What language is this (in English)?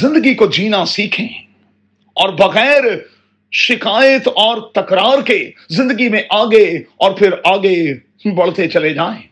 Urdu